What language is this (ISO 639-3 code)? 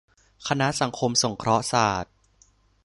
tha